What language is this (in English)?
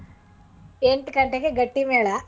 Kannada